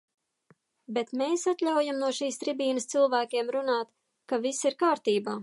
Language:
Latvian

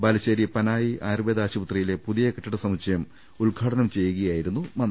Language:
Malayalam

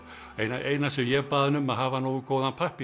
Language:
Icelandic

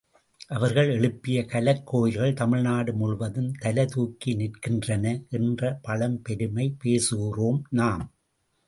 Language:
Tamil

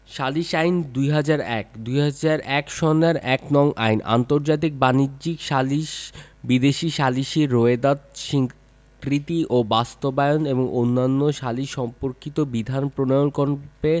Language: Bangla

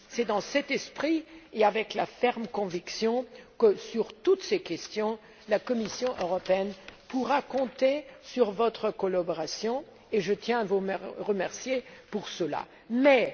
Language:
French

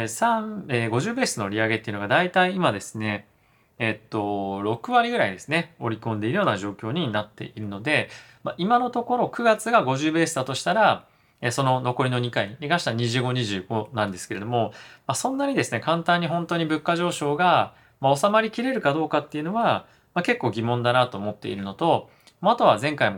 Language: Japanese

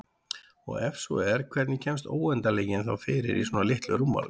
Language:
Icelandic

